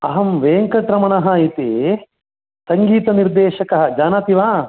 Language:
Sanskrit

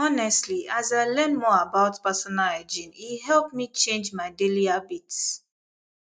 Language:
Nigerian Pidgin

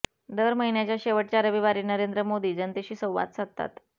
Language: Marathi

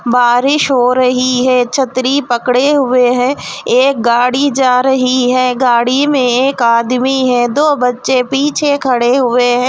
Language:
Hindi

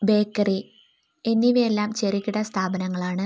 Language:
Malayalam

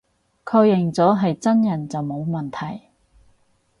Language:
Cantonese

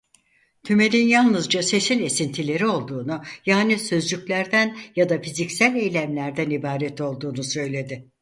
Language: Turkish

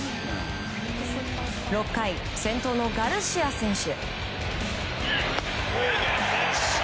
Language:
Japanese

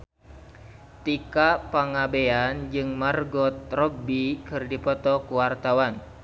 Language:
Sundanese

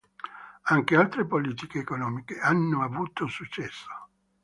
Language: Italian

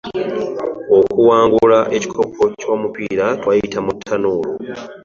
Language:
Ganda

